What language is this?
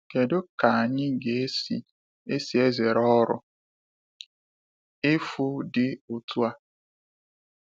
Igbo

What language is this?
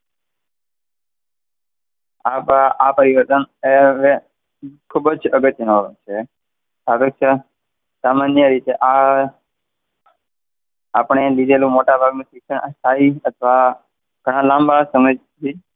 Gujarati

